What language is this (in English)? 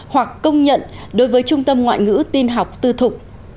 Vietnamese